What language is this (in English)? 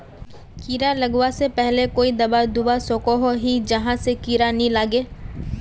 Magahi